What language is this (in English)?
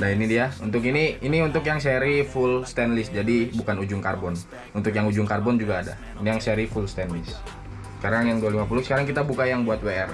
Indonesian